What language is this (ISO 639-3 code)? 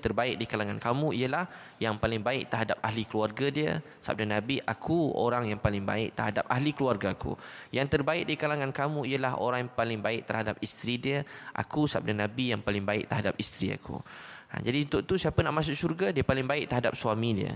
msa